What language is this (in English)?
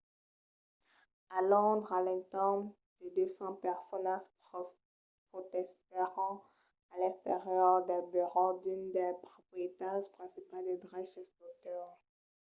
Occitan